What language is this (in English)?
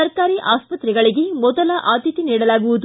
Kannada